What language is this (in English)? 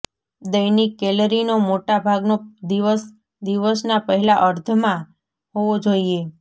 Gujarati